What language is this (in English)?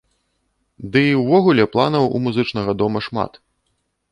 Belarusian